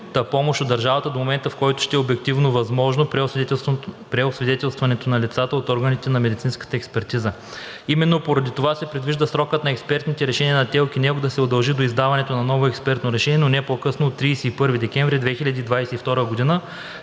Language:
Bulgarian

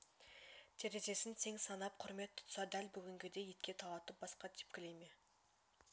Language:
Kazakh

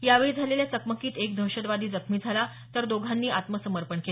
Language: Marathi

